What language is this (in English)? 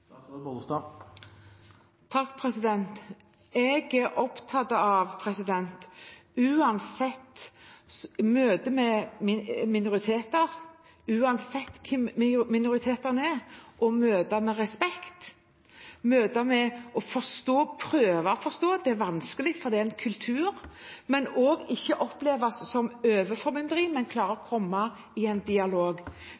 Norwegian